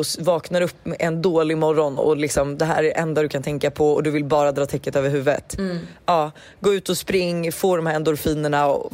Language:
Swedish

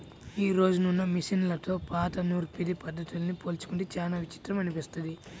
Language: Telugu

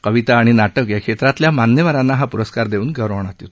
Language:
Marathi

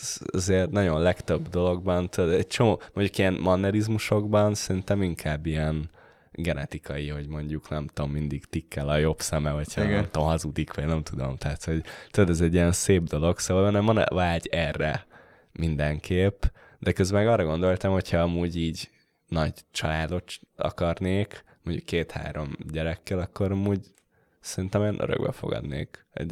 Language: Hungarian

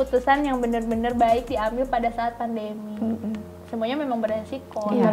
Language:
Indonesian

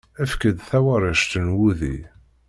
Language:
Kabyle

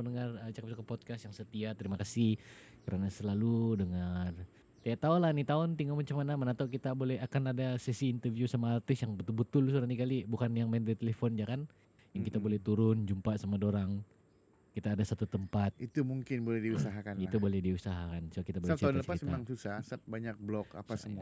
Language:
Malay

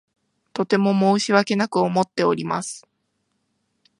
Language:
Japanese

